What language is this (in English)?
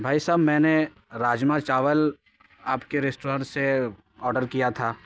Urdu